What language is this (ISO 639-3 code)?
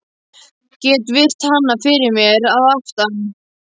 isl